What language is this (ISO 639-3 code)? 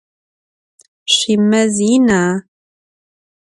ady